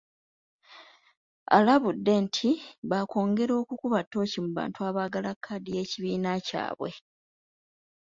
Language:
Ganda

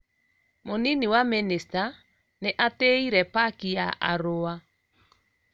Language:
Kikuyu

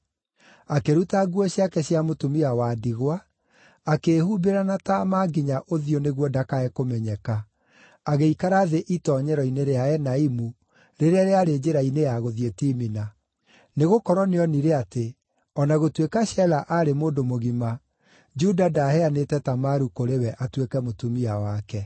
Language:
Kikuyu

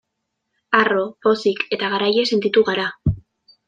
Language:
Basque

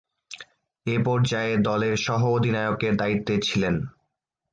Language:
Bangla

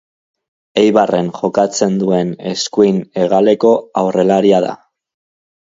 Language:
Basque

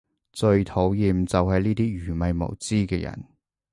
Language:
Cantonese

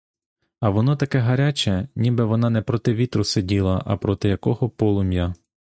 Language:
Ukrainian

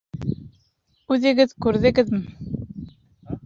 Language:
Bashkir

